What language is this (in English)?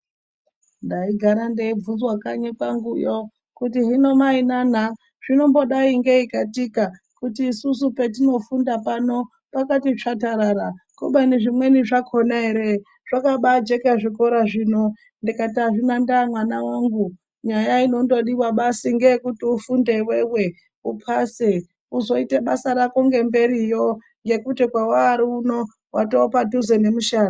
Ndau